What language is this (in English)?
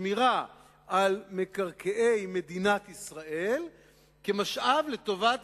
Hebrew